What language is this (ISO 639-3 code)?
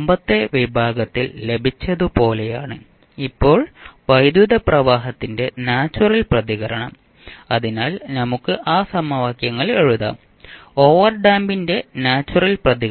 mal